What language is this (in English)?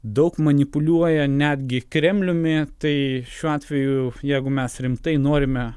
Lithuanian